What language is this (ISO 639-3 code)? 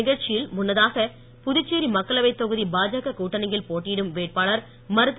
tam